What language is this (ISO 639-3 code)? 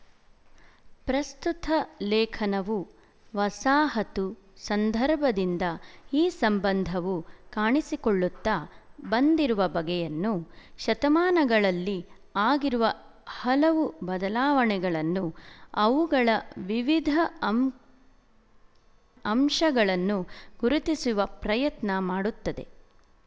kan